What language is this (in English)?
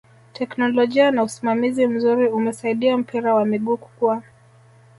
Swahili